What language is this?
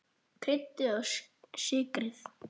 Icelandic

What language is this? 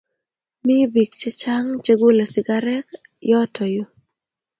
Kalenjin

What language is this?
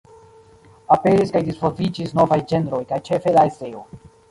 Esperanto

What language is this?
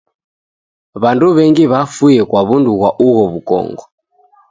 Taita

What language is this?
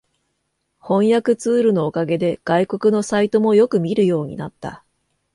Japanese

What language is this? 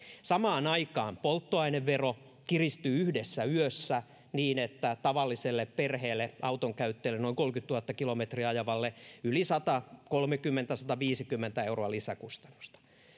Finnish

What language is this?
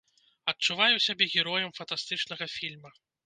Belarusian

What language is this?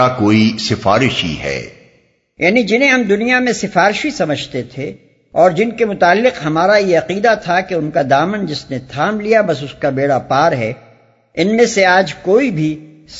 Urdu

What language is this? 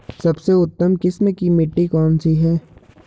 Hindi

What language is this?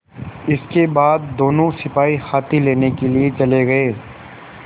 Hindi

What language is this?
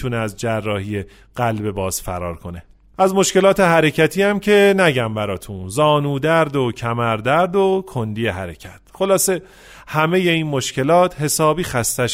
Persian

